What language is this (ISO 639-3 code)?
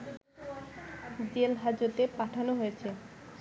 ben